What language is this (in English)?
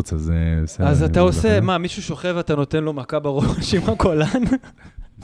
Hebrew